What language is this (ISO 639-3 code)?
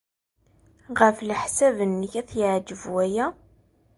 kab